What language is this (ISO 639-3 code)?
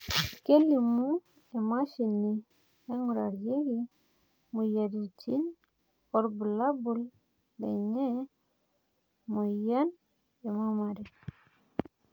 mas